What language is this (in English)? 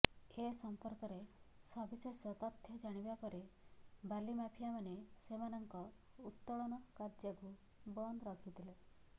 Odia